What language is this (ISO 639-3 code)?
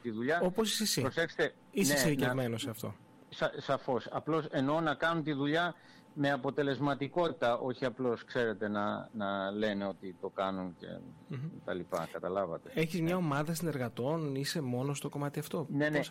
ell